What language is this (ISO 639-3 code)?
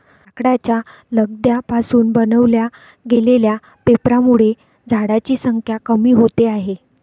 mar